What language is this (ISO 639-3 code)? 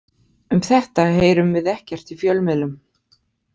isl